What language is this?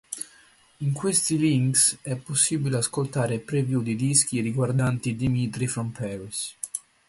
Italian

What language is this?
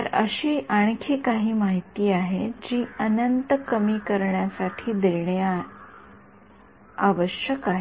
Marathi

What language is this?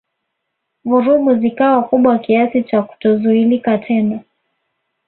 Swahili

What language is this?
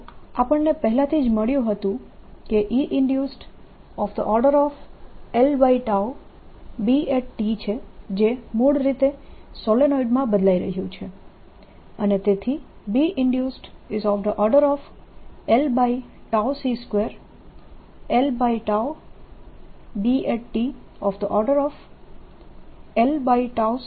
Gujarati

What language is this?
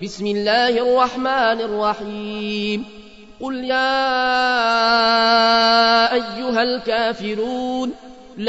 Arabic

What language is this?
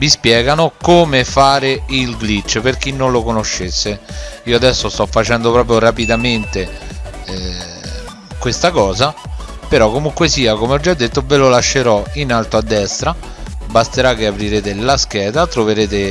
Italian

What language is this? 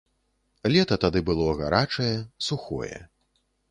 Belarusian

